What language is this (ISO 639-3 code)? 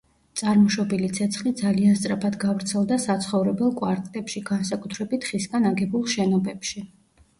kat